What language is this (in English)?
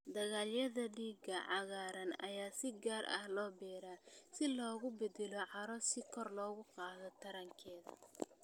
Somali